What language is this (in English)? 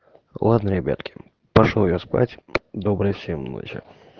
Russian